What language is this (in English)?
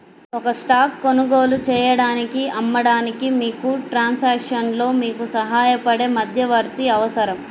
Telugu